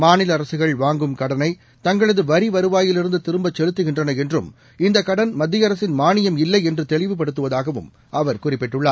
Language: Tamil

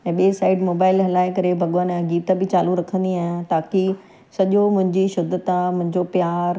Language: Sindhi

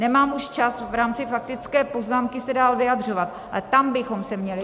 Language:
Czech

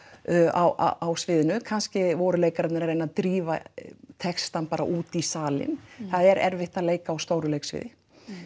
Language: Icelandic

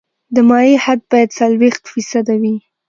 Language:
Pashto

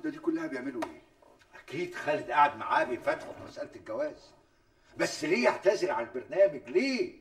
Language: Arabic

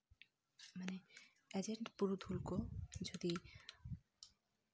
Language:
Santali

